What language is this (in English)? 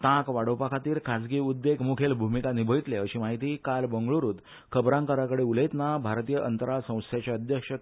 Konkani